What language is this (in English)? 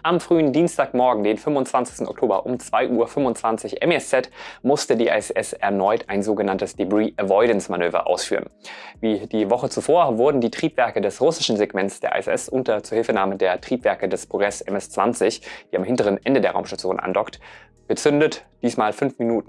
German